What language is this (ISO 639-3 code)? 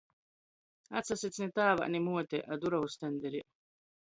ltg